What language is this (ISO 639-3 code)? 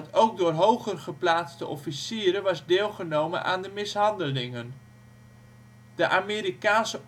nld